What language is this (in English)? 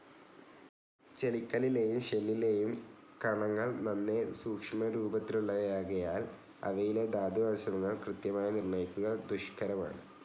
Malayalam